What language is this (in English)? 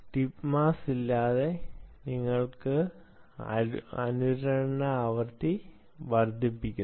Malayalam